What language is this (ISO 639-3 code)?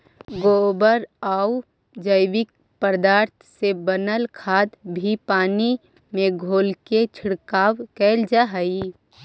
mag